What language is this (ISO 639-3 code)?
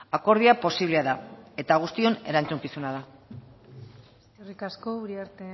eus